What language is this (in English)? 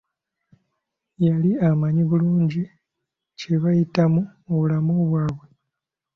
Ganda